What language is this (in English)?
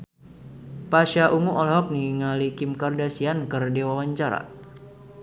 Sundanese